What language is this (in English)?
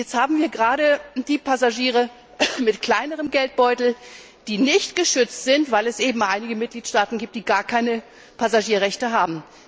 German